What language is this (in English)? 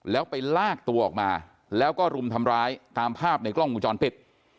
Thai